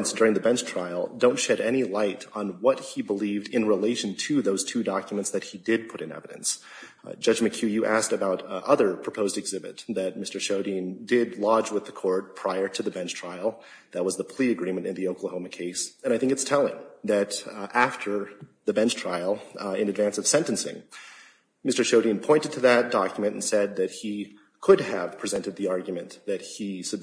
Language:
English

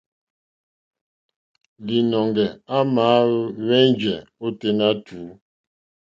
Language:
Mokpwe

